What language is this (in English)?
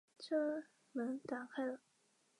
Chinese